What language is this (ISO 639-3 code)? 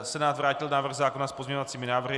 ces